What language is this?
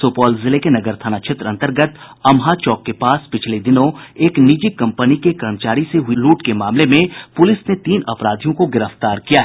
Hindi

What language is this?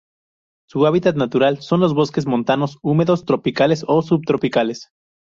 Spanish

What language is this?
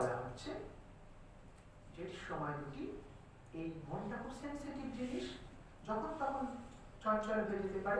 Romanian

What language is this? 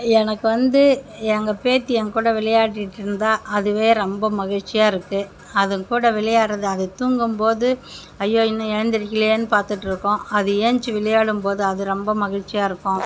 Tamil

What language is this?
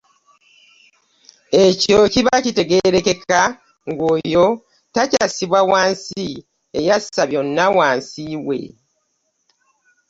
Ganda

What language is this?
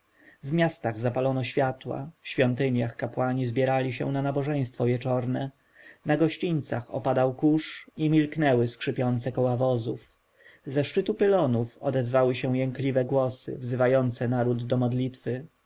Polish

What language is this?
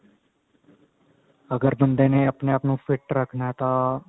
Punjabi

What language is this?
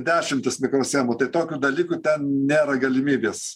Lithuanian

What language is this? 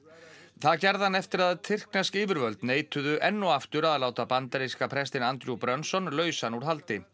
Icelandic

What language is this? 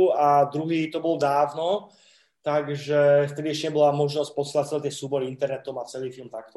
Czech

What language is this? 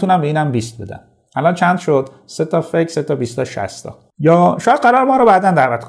Persian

